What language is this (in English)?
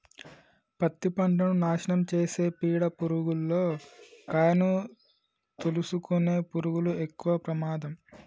Telugu